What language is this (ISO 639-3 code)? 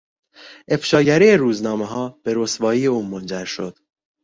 fas